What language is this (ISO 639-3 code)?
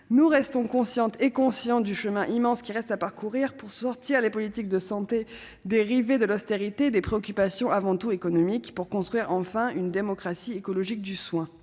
fra